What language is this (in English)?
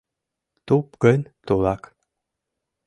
Mari